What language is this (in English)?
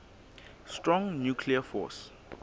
Southern Sotho